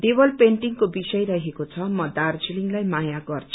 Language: Nepali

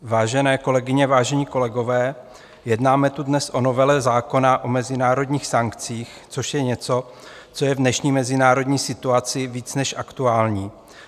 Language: Czech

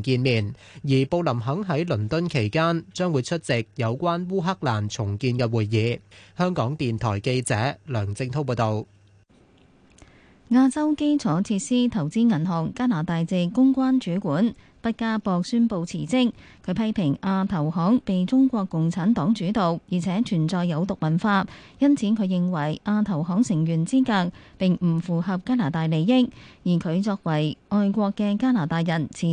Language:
Chinese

